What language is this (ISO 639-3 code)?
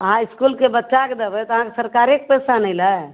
mai